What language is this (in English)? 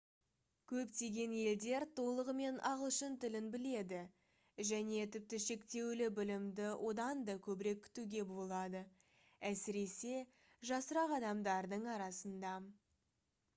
Kazakh